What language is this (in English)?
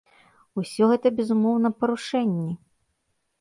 Belarusian